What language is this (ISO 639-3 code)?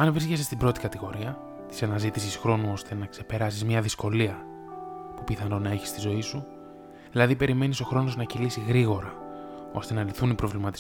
ell